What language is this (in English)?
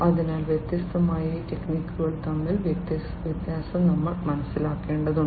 Malayalam